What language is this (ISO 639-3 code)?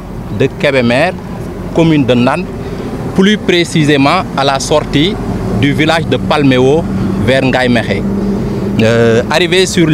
fra